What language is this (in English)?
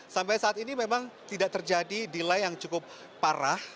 Indonesian